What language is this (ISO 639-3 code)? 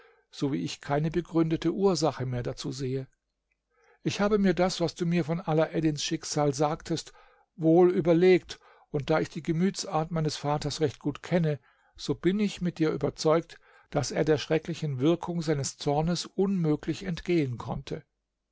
deu